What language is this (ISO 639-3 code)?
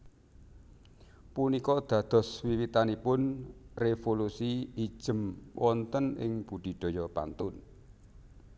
jav